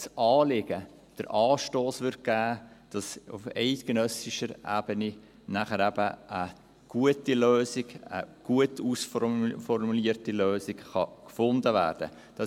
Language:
Swiss German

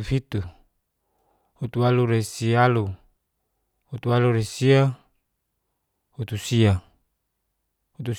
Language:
Geser-Gorom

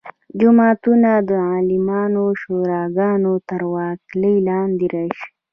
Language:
Pashto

